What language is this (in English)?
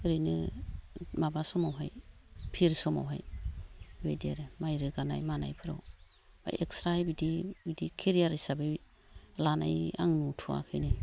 Bodo